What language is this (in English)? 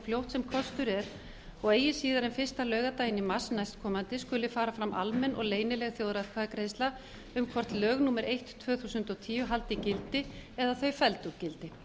Icelandic